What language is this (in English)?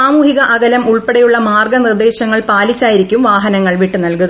Malayalam